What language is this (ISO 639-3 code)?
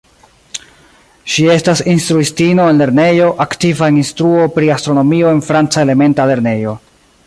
epo